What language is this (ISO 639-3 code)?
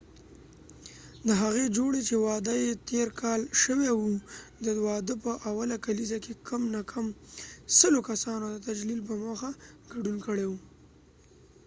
pus